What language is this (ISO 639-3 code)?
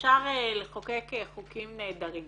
heb